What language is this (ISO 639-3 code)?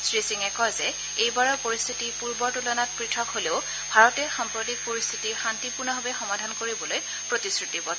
asm